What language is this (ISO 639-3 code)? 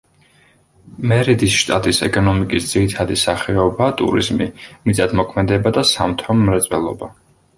kat